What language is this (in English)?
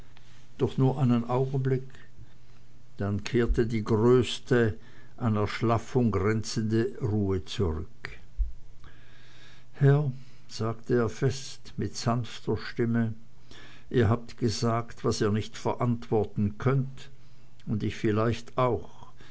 German